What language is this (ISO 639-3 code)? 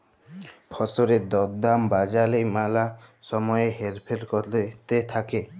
ben